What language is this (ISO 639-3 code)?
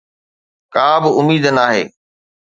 snd